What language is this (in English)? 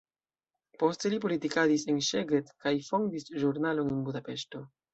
Esperanto